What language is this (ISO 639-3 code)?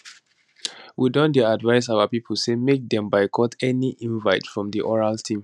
pcm